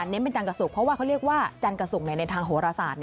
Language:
Thai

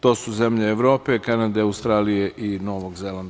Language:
Serbian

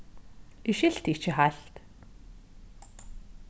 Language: Faroese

